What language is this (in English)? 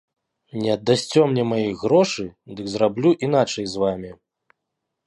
Belarusian